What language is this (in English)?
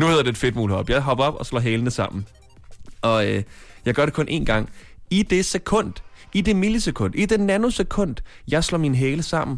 Danish